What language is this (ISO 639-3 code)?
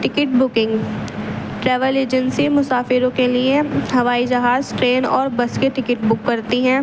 urd